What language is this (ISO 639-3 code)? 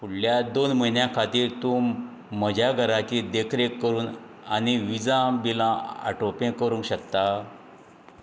kok